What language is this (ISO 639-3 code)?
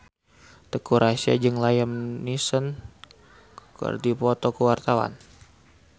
sun